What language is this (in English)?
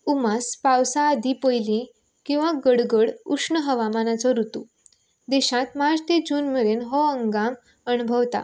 Konkani